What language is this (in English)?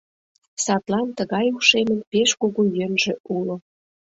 Mari